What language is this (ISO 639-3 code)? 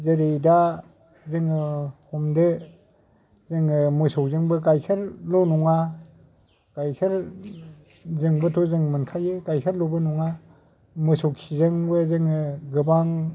brx